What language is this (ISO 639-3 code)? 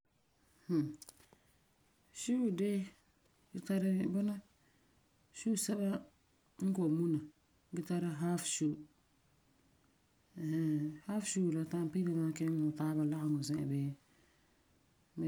gur